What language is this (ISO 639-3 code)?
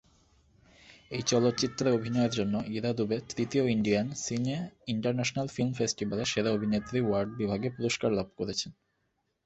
ben